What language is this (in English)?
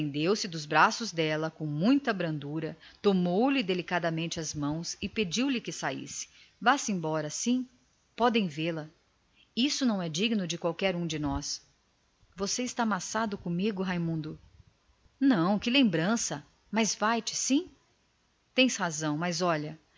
Portuguese